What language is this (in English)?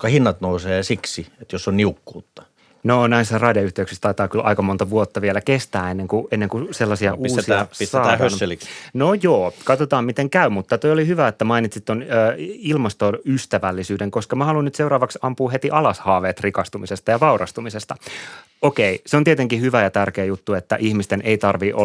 Finnish